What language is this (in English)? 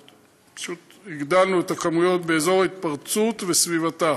Hebrew